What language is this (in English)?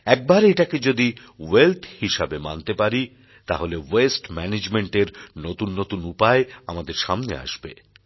Bangla